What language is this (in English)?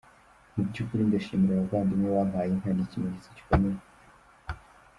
Kinyarwanda